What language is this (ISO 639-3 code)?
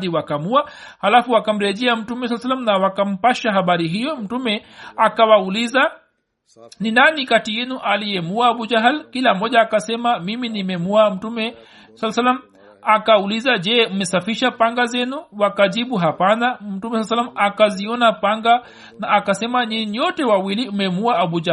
swa